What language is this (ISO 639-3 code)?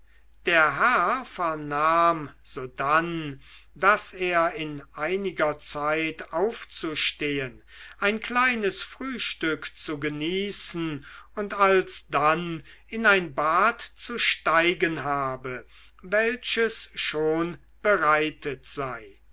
deu